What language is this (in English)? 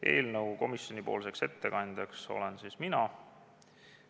Estonian